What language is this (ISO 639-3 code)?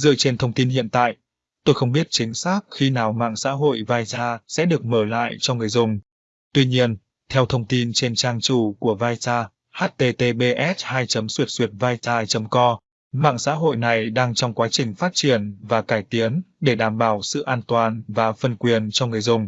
vie